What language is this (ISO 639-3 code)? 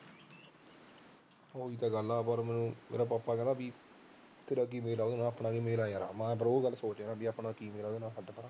pan